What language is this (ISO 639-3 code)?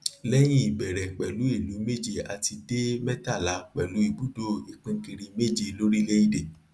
yor